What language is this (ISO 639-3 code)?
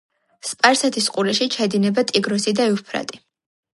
kat